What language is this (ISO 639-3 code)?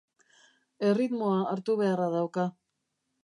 eus